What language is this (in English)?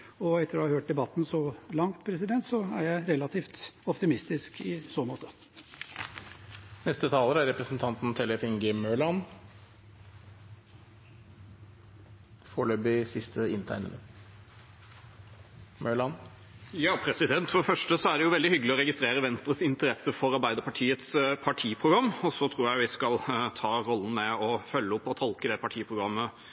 Norwegian Bokmål